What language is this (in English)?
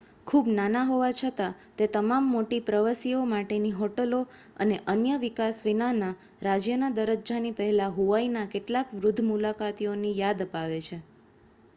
Gujarati